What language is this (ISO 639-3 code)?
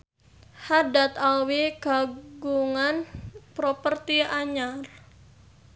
sun